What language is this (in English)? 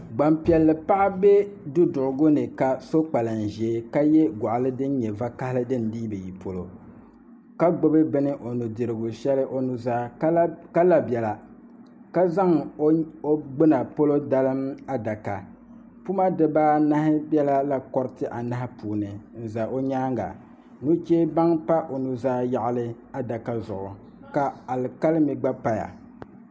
Dagbani